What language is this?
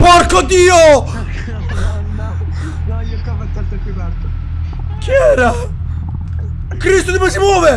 Italian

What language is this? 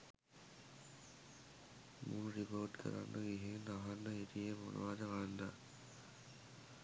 Sinhala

